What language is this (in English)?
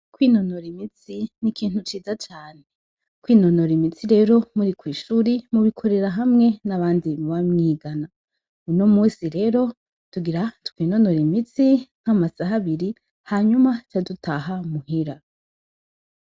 Rundi